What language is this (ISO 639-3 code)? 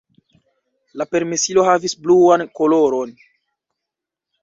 epo